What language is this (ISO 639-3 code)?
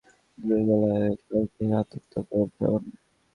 ben